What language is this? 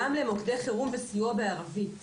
Hebrew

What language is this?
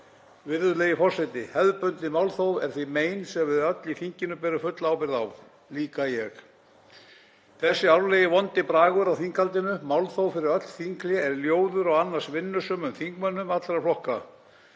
Icelandic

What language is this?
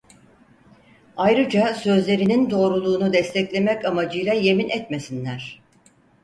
Turkish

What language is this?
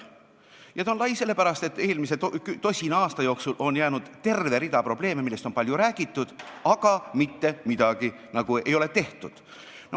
Estonian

